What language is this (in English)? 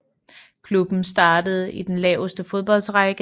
Danish